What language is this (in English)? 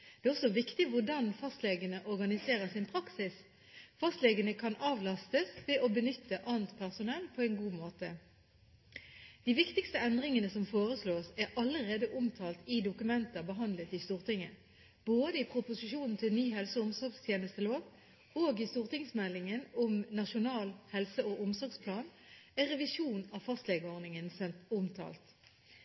Norwegian Bokmål